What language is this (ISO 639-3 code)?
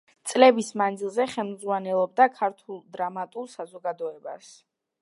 kat